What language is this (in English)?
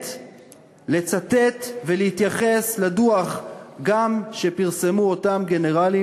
Hebrew